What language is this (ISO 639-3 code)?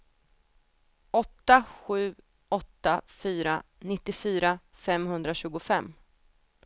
swe